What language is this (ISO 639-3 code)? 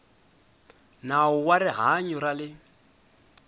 tso